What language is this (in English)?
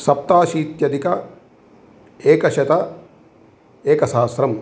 Sanskrit